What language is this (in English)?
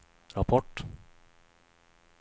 Swedish